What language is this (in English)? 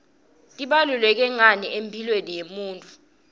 Swati